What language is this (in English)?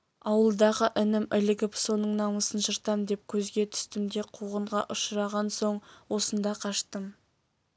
Kazakh